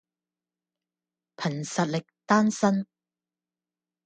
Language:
Cantonese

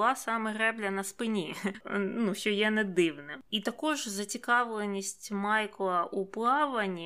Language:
Ukrainian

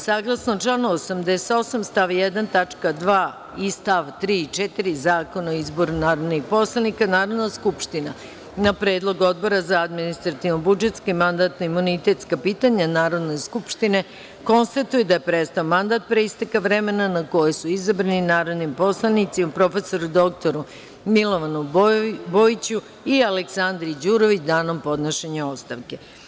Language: Serbian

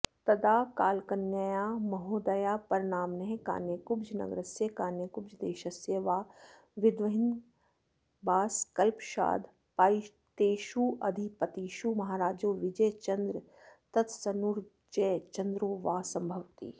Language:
Sanskrit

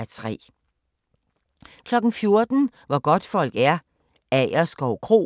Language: Danish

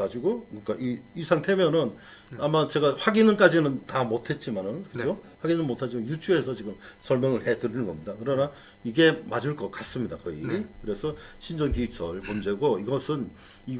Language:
Korean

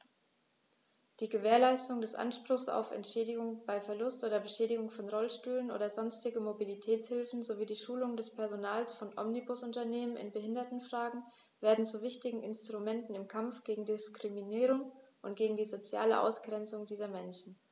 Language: German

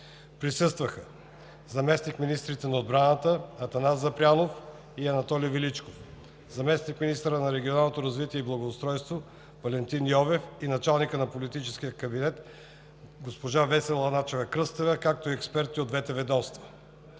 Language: Bulgarian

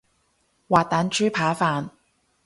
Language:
Cantonese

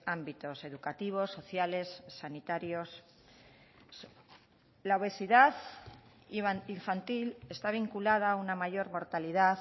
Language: Spanish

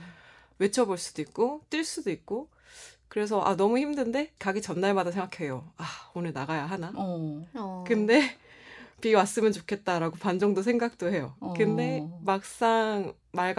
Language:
Korean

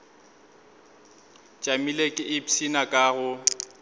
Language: Northern Sotho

